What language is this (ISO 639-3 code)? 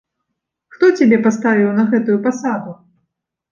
bel